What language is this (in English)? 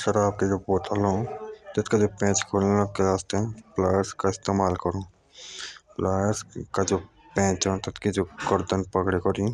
Jaunsari